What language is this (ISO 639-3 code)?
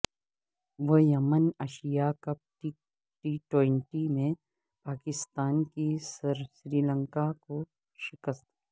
urd